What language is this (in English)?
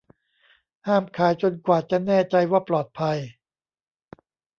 Thai